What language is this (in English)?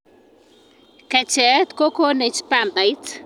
Kalenjin